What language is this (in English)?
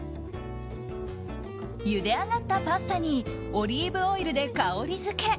Japanese